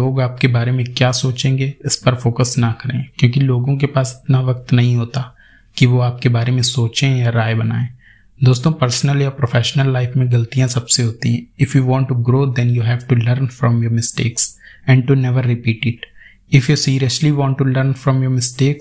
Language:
Hindi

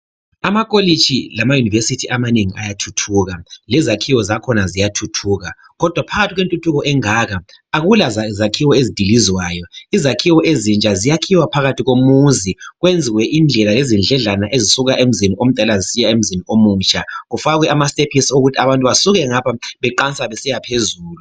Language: North Ndebele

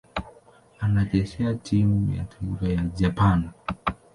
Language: Swahili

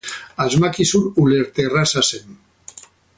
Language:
Basque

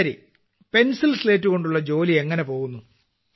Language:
Malayalam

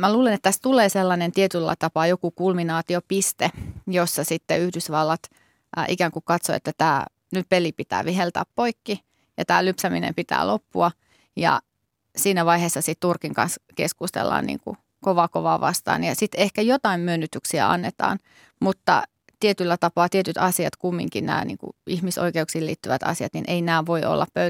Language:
Finnish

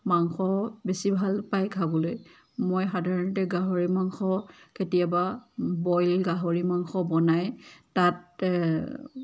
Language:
Assamese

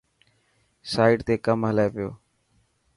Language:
Dhatki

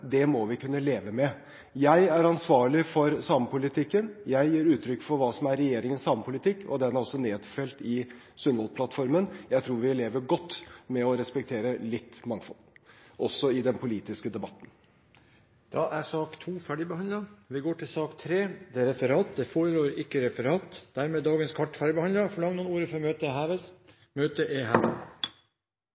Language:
Norwegian Bokmål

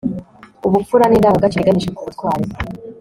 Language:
Kinyarwanda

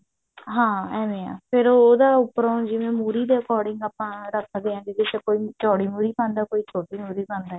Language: Punjabi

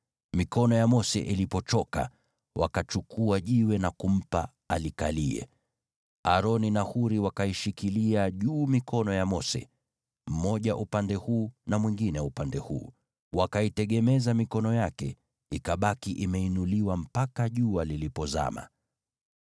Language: Swahili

